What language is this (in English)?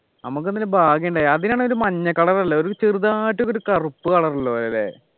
Malayalam